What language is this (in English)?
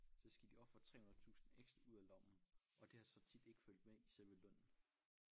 Danish